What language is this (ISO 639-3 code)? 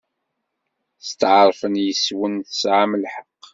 kab